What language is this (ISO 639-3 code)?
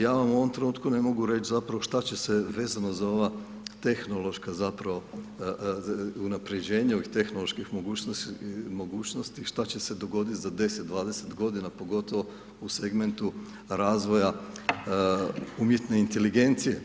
hrv